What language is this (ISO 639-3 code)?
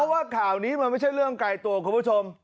tha